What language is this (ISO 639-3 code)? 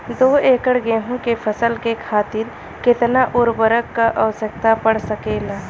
bho